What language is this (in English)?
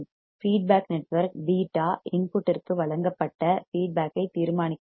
Tamil